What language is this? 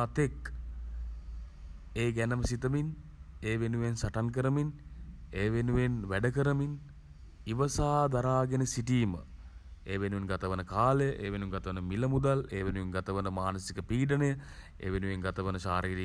Sinhala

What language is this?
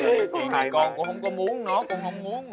Vietnamese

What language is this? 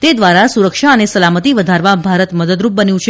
Gujarati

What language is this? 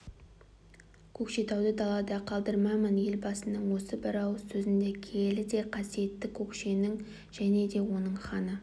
Kazakh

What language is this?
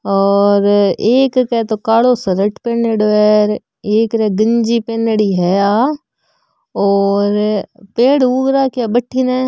Marwari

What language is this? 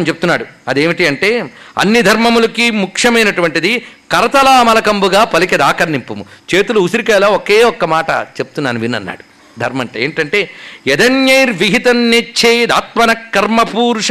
Telugu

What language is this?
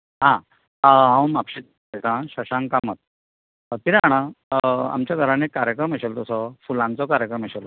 Konkani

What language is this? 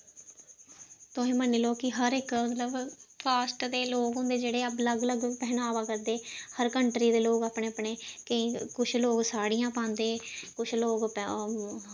Dogri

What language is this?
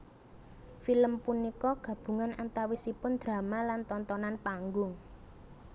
Javanese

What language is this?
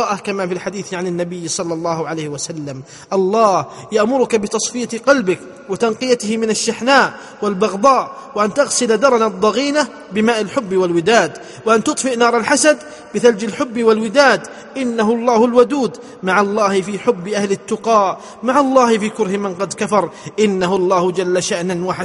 Arabic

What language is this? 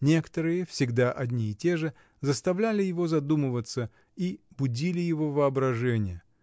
Russian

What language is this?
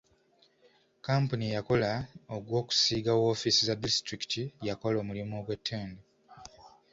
Ganda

